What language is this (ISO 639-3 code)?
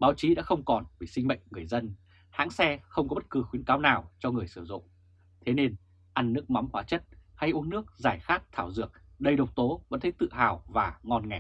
vie